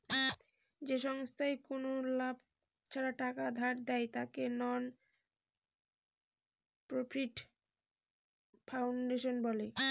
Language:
Bangla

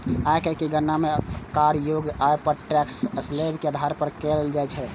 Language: Maithili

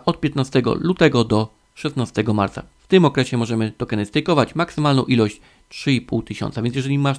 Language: Polish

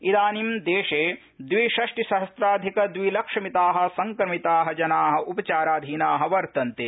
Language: Sanskrit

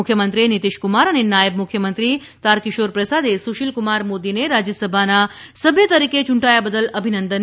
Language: Gujarati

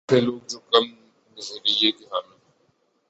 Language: Urdu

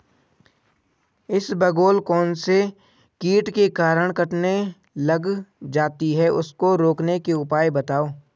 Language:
Hindi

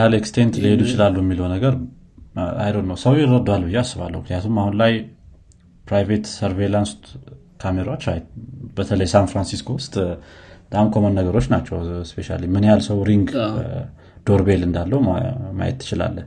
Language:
Amharic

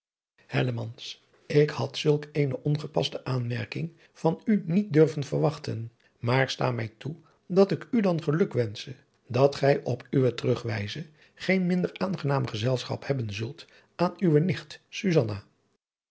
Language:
Dutch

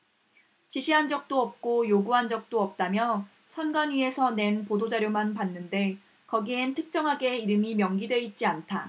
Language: Korean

